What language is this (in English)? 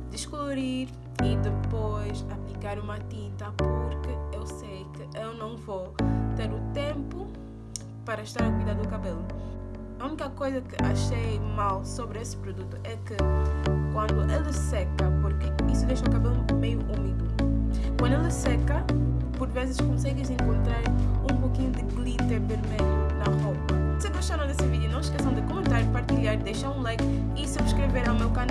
Portuguese